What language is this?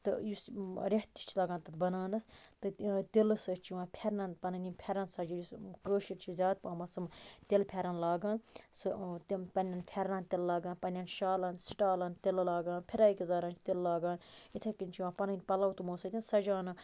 Kashmiri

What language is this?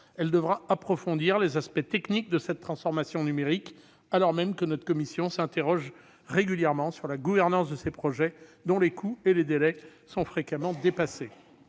French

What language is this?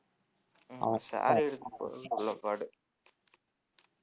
Tamil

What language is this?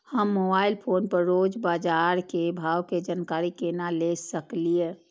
Maithili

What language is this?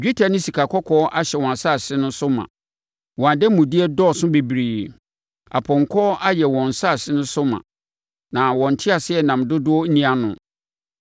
Akan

